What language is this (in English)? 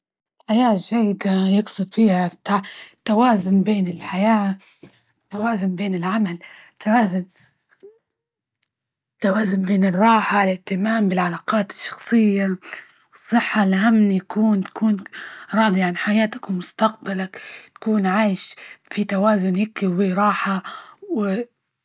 Libyan Arabic